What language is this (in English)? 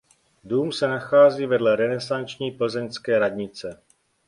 Czech